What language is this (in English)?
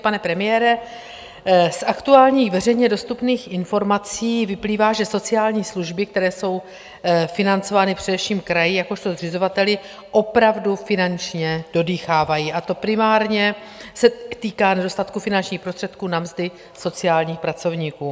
Czech